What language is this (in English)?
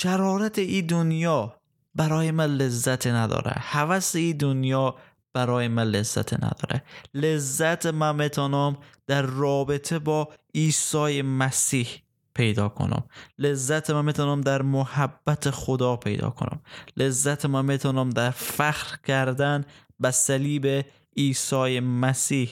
Persian